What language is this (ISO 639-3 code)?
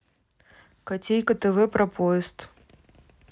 rus